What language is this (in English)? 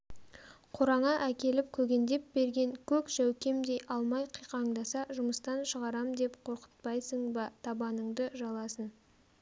Kazakh